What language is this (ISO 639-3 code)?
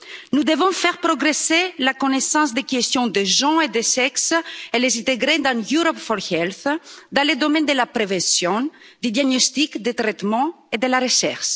fra